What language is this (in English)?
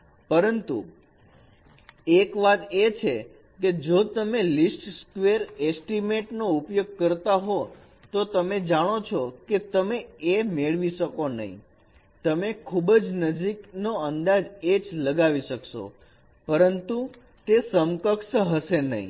Gujarati